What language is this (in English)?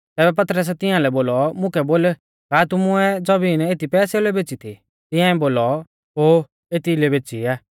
Mahasu Pahari